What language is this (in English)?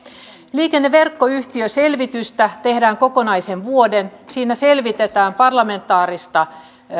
Finnish